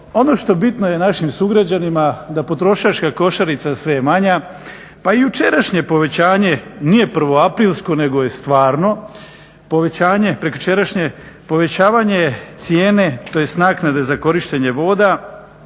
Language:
Croatian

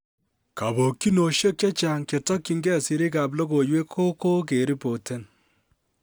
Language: Kalenjin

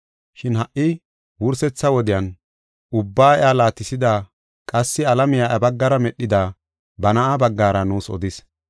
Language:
Gofa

